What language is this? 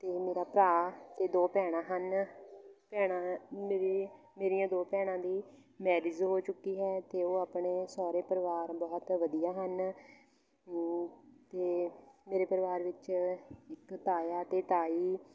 Punjabi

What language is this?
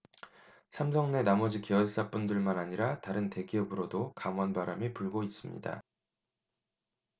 Korean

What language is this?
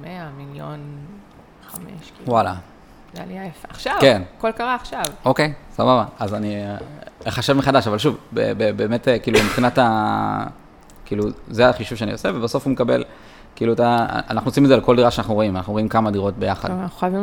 Hebrew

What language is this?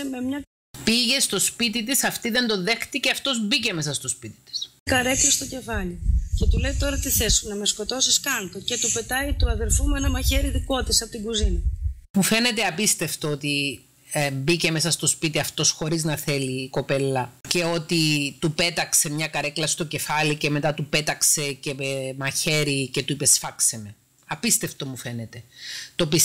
Greek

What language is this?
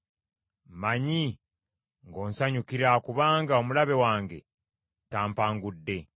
Ganda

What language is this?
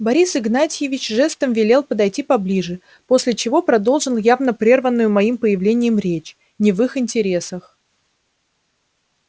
Russian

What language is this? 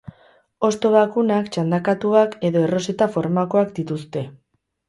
Basque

